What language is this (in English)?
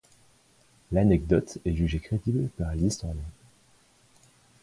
French